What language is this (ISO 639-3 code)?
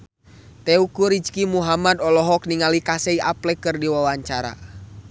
sun